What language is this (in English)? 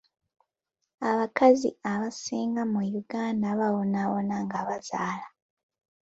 Ganda